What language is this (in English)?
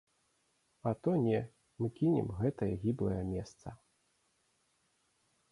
Belarusian